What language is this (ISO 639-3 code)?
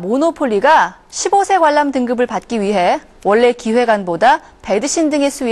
kor